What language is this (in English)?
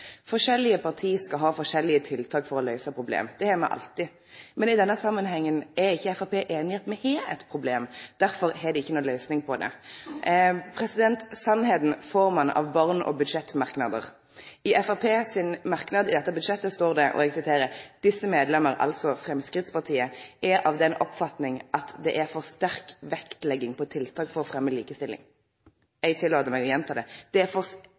Norwegian Nynorsk